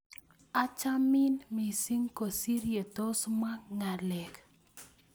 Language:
Kalenjin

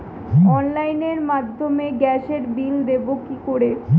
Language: Bangla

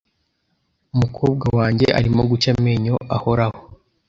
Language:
Kinyarwanda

